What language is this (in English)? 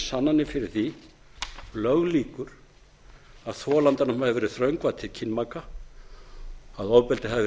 Icelandic